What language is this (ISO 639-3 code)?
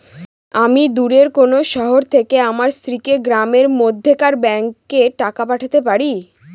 ben